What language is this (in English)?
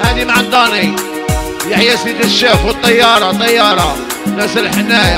Arabic